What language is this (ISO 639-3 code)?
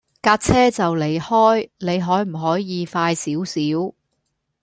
yue